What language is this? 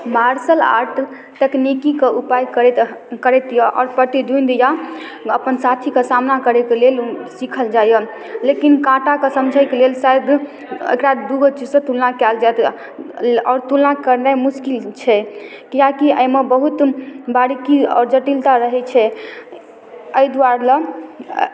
Maithili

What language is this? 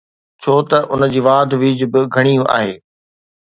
Sindhi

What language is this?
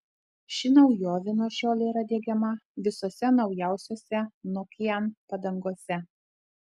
Lithuanian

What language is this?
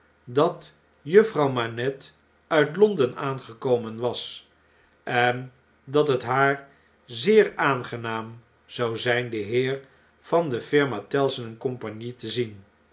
Dutch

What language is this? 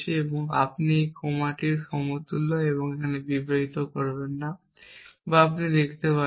Bangla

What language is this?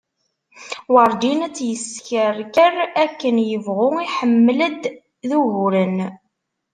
Kabyle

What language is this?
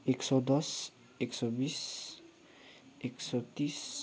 Nepali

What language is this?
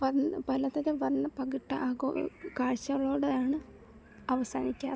Malayalam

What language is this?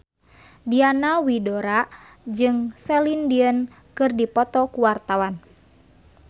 Sundanese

